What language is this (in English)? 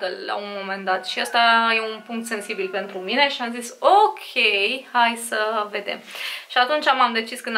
Romanian